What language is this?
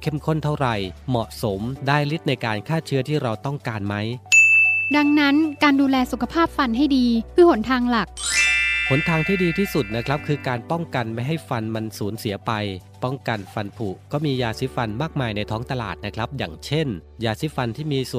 Thai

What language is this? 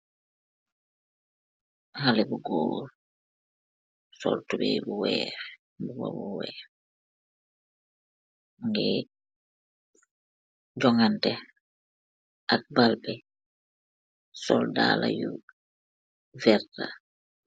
Wolof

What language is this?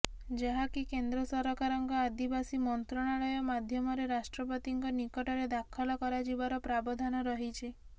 Odia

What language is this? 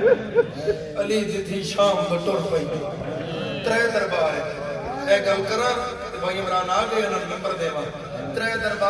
Arabic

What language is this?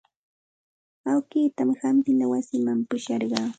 Santa Ana de Tusi Pasco Quechua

